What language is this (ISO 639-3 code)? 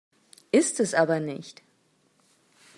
deu